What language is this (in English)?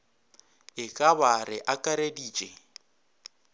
Northern Sotho